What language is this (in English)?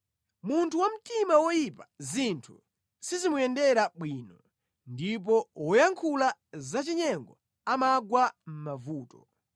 Nyanja